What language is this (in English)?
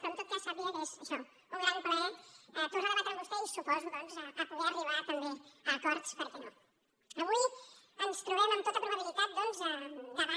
Catalan